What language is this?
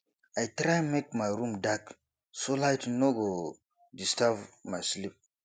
Nigerian Pidgin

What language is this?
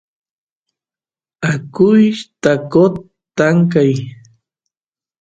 Santiago del Estero Quichua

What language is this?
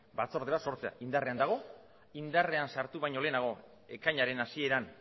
Basque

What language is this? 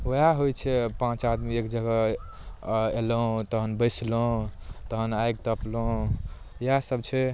Maithili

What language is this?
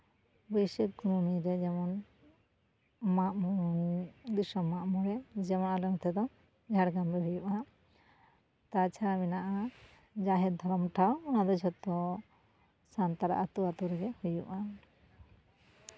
Santali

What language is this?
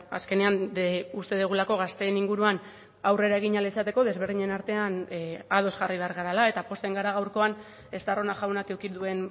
Basque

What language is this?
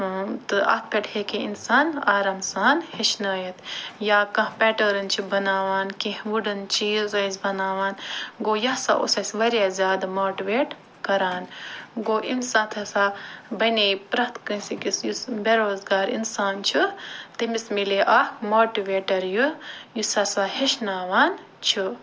Kashmiri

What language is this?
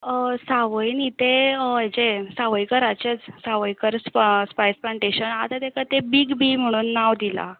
Konkani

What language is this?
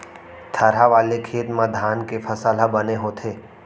Chhattisgarhi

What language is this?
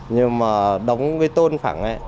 Vietnamese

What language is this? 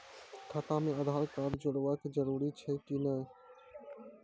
Maithili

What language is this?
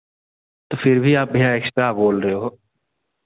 Hindi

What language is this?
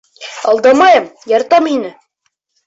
Bashkir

